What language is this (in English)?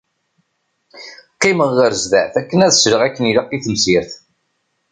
Kabyle